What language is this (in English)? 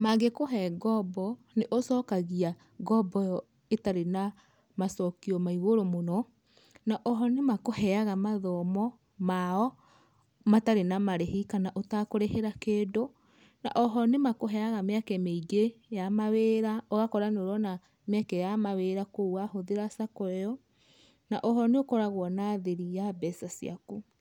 Kikuyu